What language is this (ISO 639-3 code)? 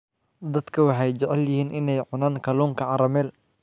som